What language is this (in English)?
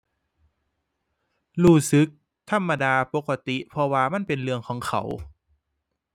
Thai